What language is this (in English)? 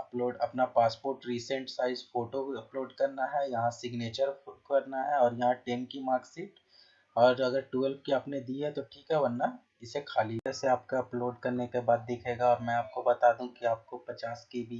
Hindi